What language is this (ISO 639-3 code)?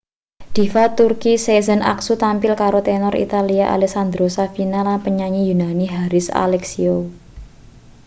jav